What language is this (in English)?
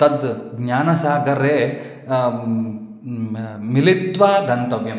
Sanskrit